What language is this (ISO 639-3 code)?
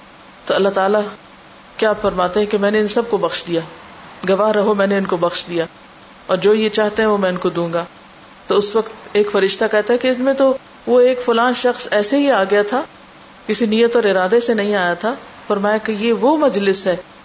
urd